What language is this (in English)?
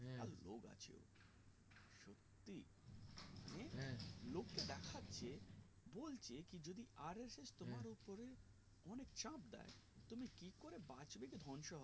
Bangla